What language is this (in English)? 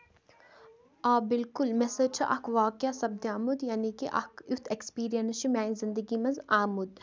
Kashmiri